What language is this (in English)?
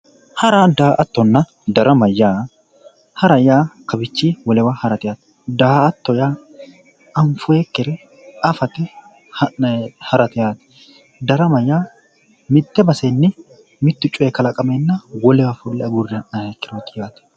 Sidamo